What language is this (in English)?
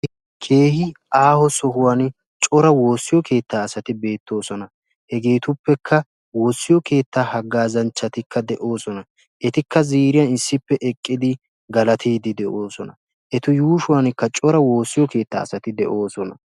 Wolaytta